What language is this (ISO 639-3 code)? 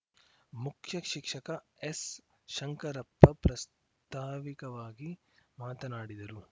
kan